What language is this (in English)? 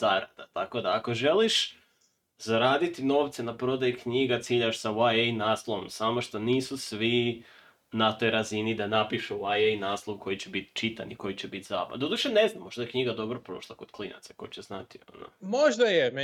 Croatian